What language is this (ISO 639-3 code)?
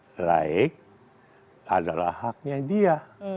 ind